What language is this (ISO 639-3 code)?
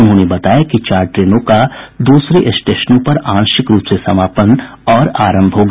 hin